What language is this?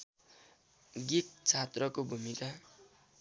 Nepali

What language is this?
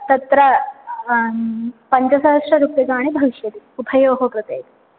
Sanskrit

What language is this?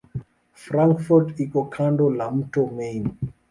Swahili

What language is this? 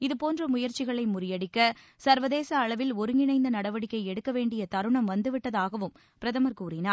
Tamil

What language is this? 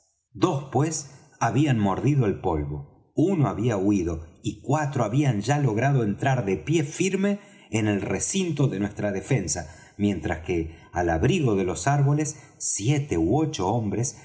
Spanish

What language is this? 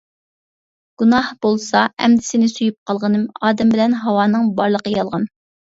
Uyghur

